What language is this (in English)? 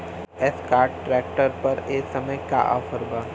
Bhojpuri